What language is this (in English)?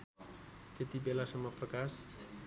Nepali